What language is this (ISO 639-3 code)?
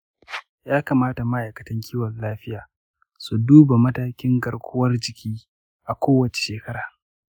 hau